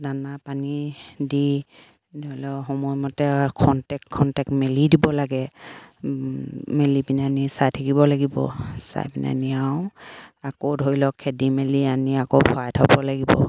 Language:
Assamese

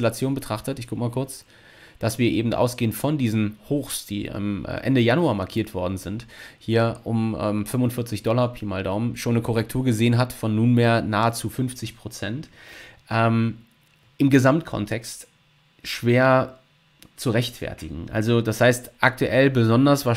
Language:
German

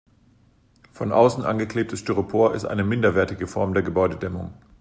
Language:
German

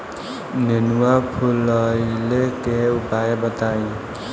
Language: Bhojpuri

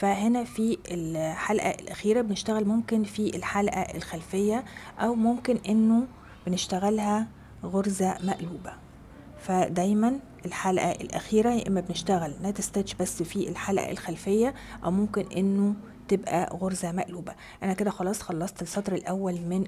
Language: Arabic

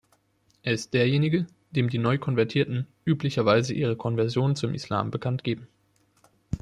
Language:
German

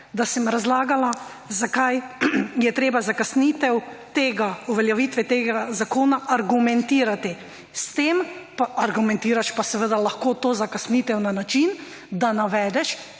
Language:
Slovenian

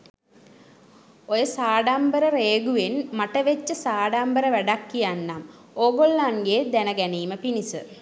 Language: Sinhala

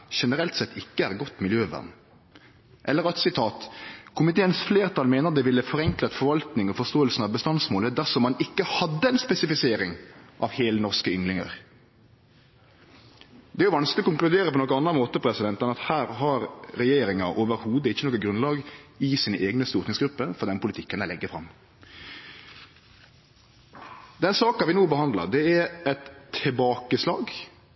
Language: Norwegian Nynorsk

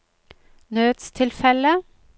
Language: Norwegian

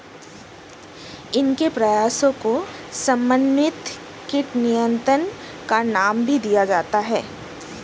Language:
Hindi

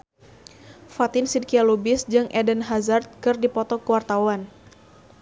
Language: Sundanese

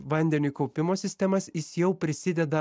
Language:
Lithuanian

